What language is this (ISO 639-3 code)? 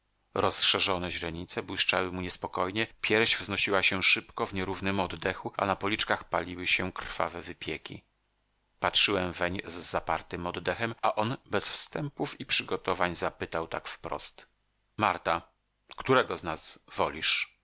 pol